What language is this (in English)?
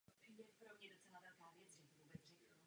Czech